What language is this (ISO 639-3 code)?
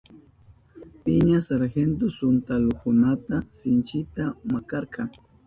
qup